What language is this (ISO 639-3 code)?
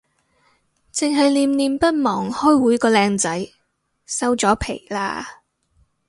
yue